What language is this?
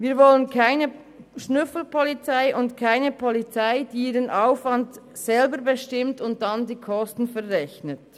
Swiss German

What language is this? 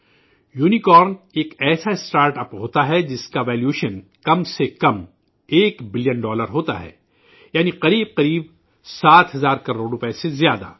Urdu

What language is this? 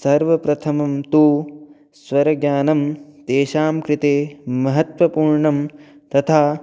Sanskrit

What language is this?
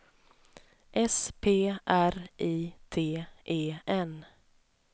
Swedish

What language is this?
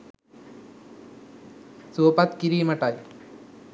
Sinhala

